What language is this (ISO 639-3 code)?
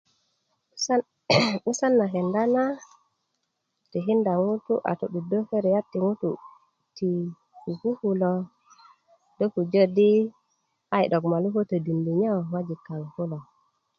ukv